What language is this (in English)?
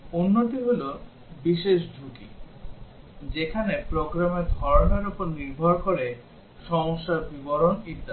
Bangla